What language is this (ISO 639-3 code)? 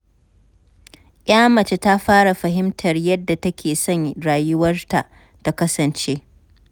hau